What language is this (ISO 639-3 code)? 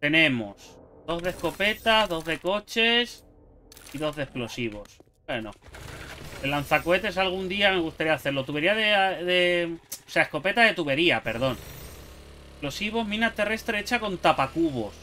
spa